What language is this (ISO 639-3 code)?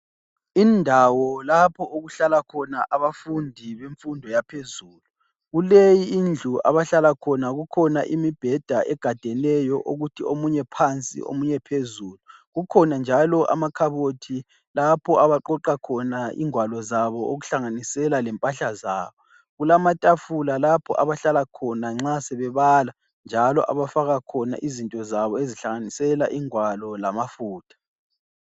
nde